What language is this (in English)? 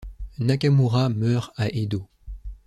French